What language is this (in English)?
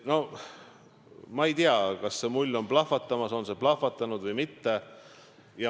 Estonian